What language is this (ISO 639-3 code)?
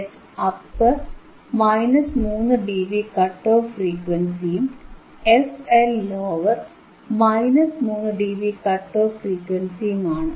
mal